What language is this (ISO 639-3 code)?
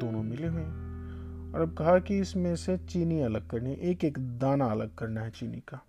hin